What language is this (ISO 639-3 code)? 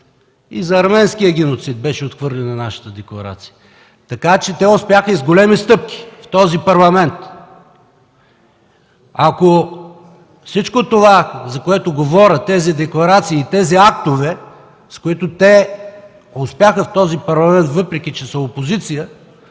bul